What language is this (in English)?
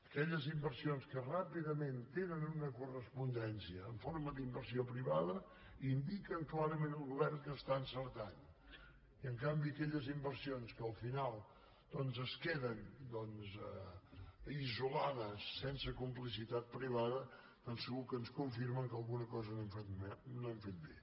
Catalan